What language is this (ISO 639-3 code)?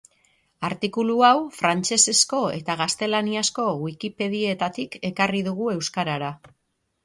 eus